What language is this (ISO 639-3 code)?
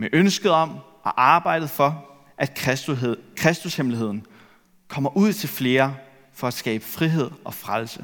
dan